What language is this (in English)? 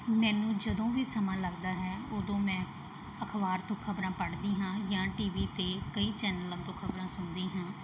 Punjabi